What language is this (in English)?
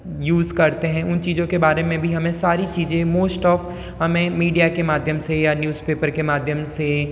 Hindi